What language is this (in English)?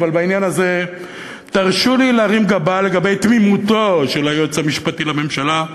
Hebrew